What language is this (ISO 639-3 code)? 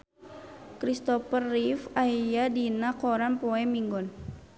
sun